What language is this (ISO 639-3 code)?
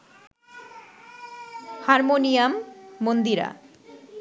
ben